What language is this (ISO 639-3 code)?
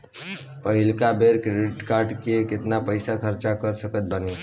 bho